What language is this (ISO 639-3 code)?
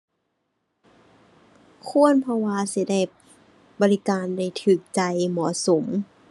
tha